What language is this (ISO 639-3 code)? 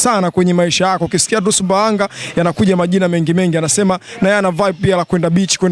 swa